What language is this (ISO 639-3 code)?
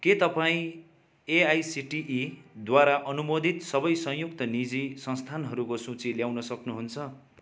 nep